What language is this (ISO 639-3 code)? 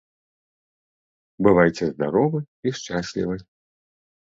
bel